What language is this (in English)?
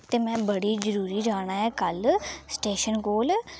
Dogri